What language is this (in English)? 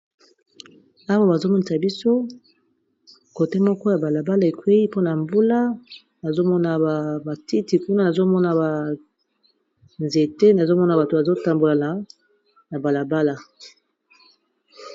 Lingala